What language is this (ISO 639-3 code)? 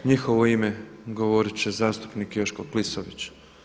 hrv